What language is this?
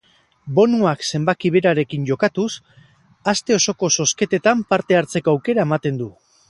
Basque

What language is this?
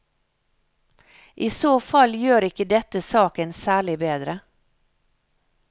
Norwegian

